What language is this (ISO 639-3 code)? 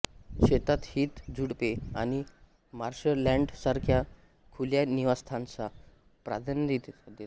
mar